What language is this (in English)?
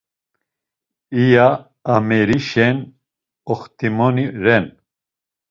Laz